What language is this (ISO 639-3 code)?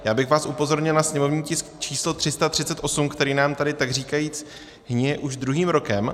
ces